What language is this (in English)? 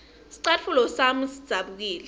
Swati